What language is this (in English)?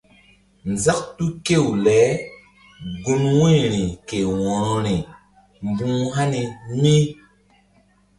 Mbum